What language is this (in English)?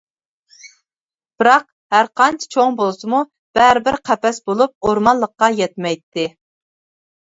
Uyghur